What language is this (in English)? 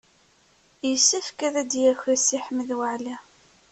Kabyle